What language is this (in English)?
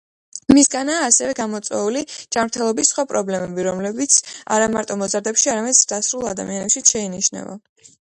Georgian